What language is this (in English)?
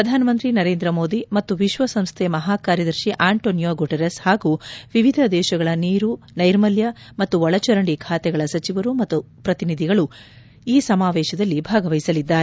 Kannada